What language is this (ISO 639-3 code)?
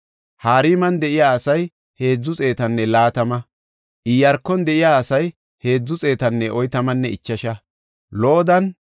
gof